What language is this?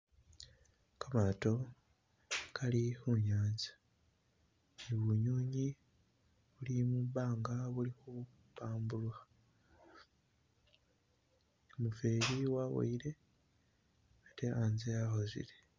Masaaba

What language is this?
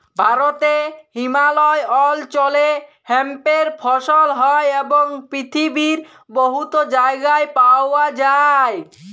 Bangla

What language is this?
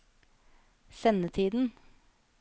Norwegian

